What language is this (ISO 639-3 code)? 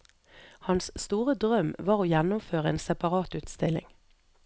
nor